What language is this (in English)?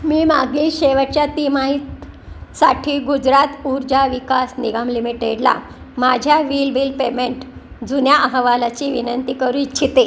Marathi